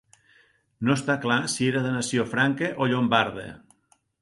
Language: Catalan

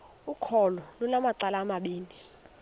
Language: Xhosa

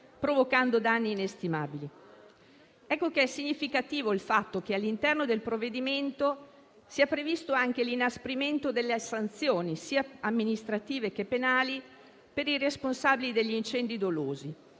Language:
Italian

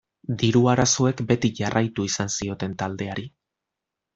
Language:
Basque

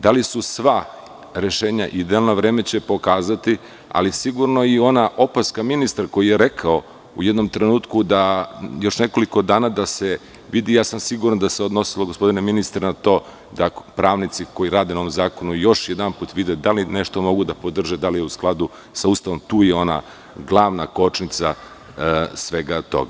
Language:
Serbian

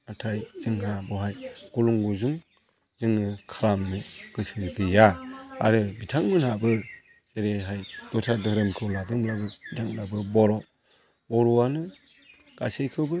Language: Bodo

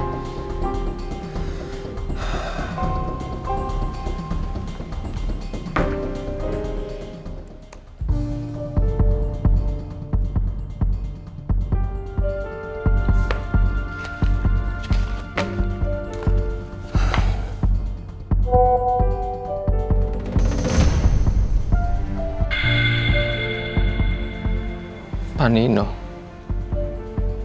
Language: Indonesian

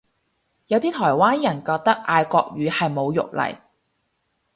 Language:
Cantonese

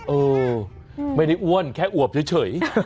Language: Thai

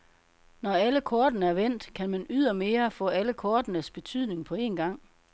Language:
Danish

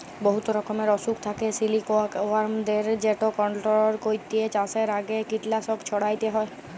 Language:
Bangla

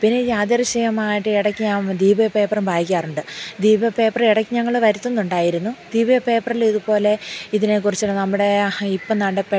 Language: Malayalam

